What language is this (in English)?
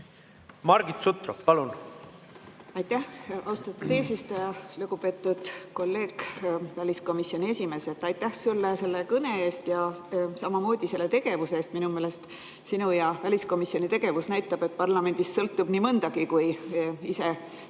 Estonian